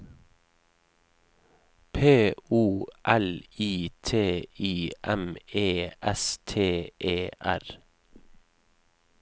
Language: Norwegian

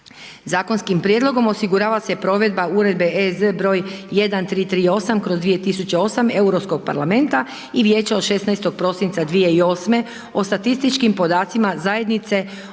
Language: Croatian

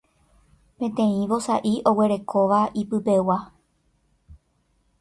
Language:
Guarani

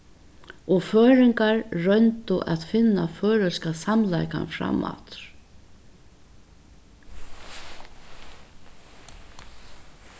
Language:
Faroese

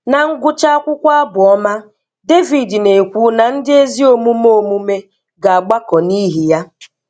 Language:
Igbo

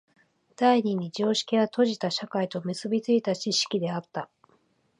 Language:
Japanese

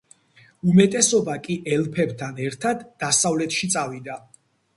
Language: Georgian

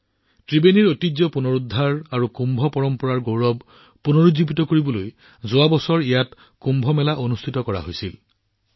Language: Assamese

